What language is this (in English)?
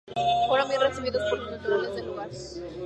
Spanish